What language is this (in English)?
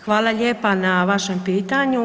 Croatian